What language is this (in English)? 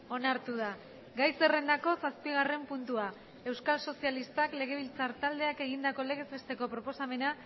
Basque